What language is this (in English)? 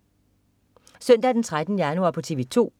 Danish